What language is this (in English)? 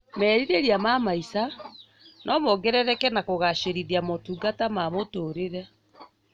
Kikuyu